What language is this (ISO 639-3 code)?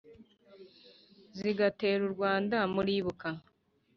kin